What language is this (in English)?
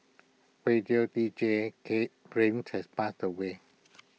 English